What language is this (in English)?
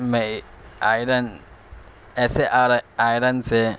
Urdu